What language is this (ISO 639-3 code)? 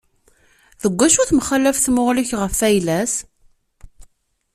kab